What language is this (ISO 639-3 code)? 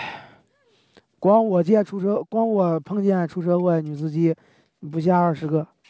zho